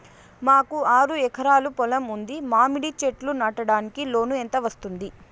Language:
Telugu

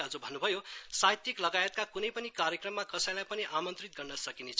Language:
Nepali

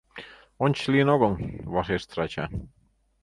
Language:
Mari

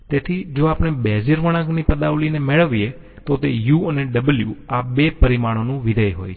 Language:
Gujarati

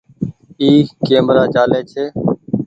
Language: Goaria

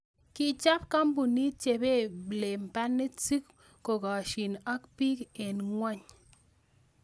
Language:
Kalenjin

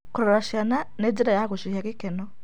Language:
Kikuyu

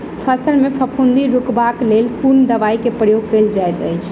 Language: Maithili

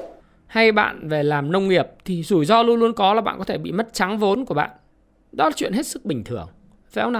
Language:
Vietnamese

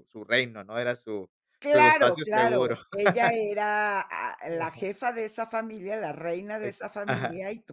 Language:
Spanish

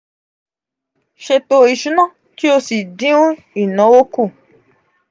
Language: Yoruba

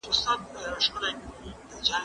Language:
Pashto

